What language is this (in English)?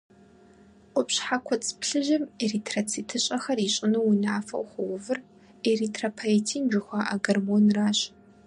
Kabardian